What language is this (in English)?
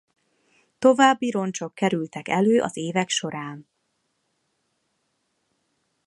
Hungarian